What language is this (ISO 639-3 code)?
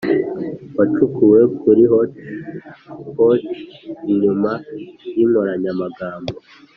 kin